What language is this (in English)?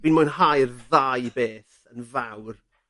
Welsh